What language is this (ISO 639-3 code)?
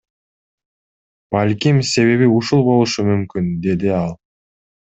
kir